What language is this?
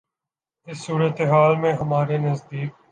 Urdu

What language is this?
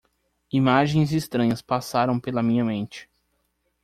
Portuguese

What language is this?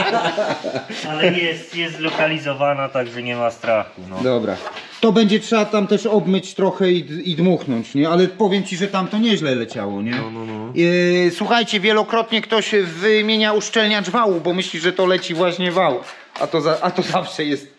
Polish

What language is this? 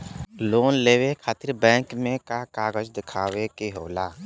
Bhojpuri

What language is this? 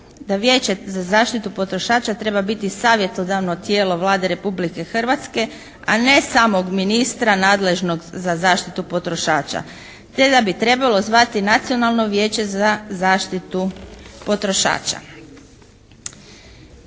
Croatian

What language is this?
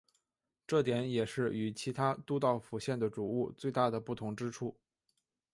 Chinese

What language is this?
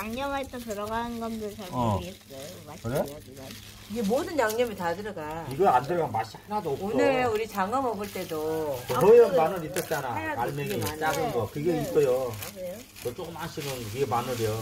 Korean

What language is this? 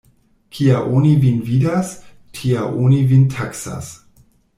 Esperanto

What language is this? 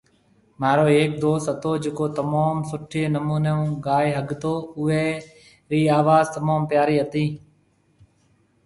Marwari (Pakistan)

